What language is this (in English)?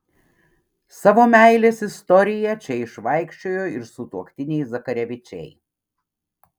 Lithuanian